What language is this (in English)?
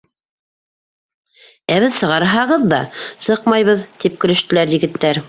Bashkir